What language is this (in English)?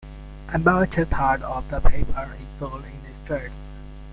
English